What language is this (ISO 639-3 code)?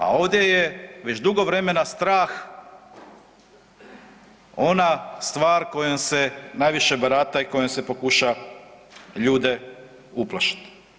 hrv